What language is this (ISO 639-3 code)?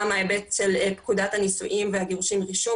heb